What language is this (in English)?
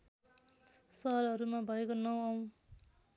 Nepali